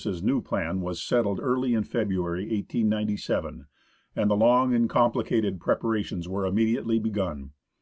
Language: English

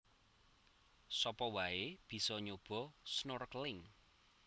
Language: Javanese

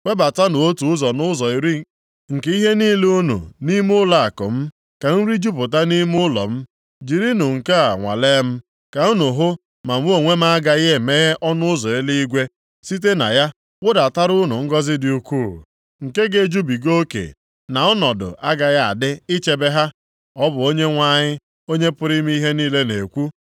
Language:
Igbo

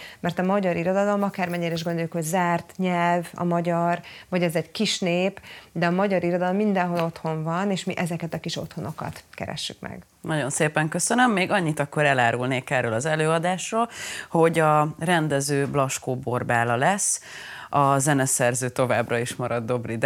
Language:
Hungarian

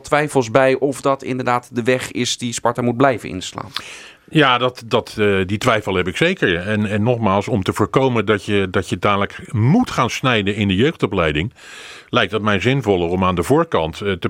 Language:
Dutch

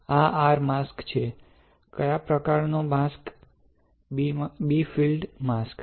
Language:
Gujarati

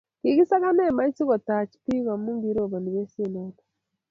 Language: Kalenjin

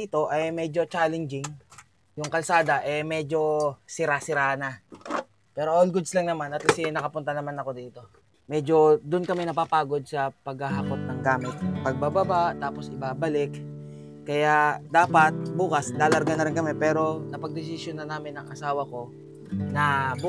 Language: Filipino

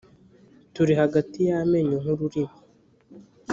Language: Kinyarwanda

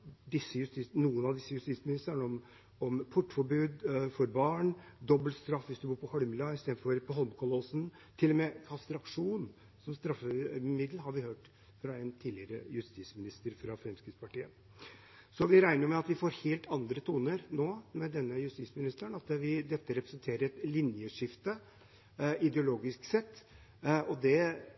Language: Norwegian Bokmål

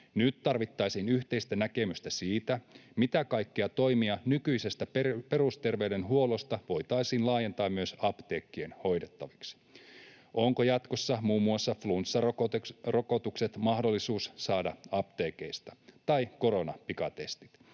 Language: Finnish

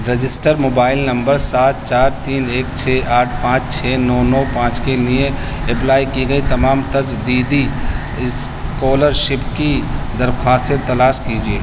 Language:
Urdu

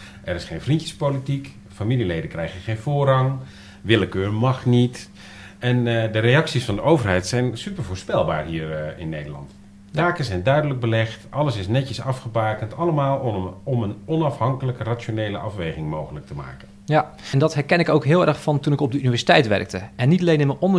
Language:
Dutch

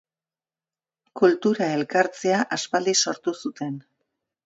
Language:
Basque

